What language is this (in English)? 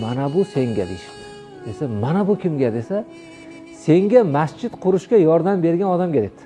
Turkish